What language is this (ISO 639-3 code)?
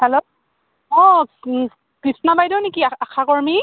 asm